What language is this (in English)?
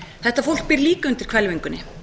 Icelandic